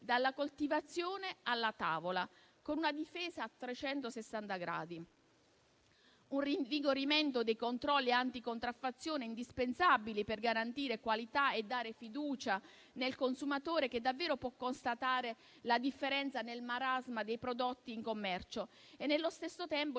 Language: Italian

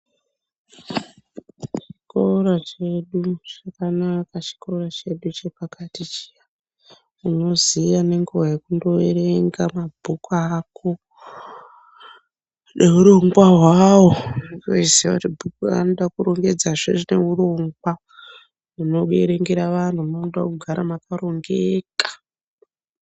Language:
Ndau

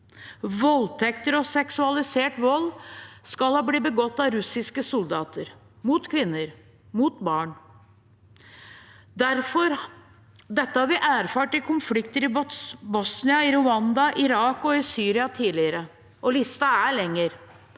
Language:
Norwegian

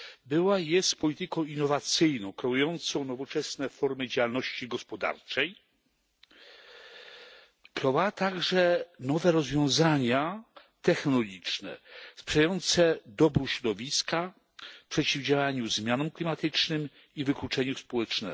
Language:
Polish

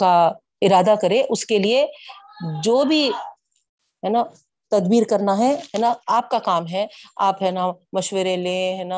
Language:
Urdu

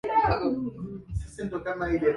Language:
Swahili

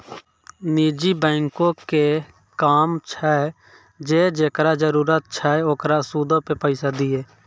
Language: Maithili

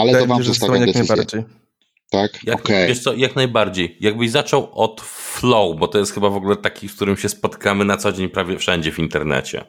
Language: Polish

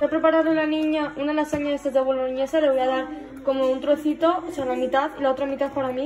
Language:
Spanish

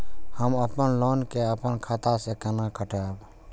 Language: Maithili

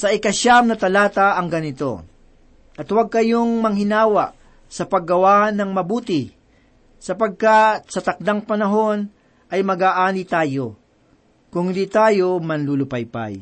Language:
Filipino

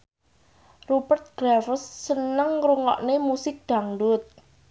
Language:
Javanese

